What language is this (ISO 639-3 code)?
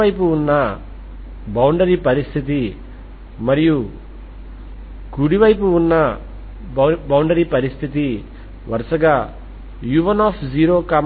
tel